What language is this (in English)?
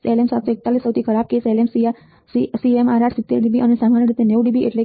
Gujarati